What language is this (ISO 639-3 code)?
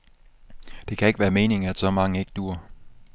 dan